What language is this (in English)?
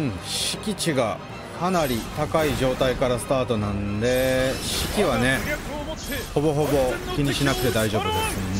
Japanese